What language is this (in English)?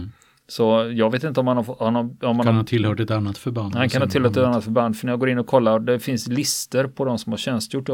Swedish